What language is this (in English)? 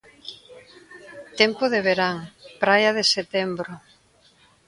Galician